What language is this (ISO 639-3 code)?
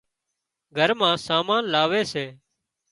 kxp